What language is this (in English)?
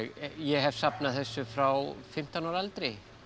Icelandic